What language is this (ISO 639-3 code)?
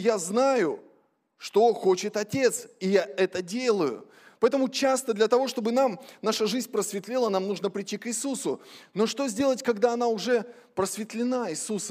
rus